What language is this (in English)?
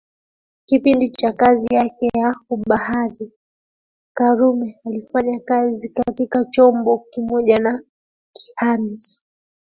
Swahili